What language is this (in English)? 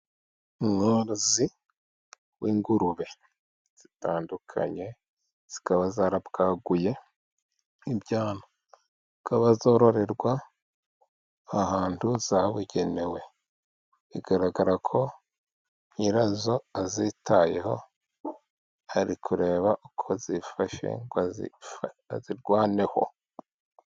Kinyarwanda